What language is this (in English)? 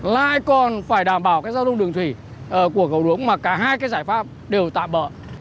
Vietnamese